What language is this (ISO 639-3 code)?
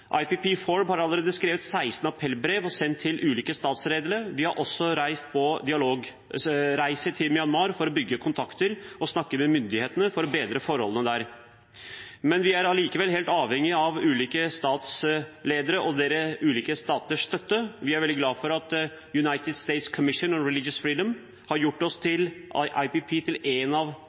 nob